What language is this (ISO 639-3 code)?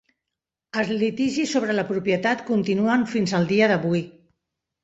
cat